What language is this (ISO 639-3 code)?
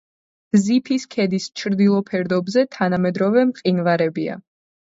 kat